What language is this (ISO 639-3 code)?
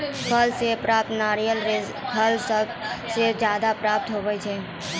mai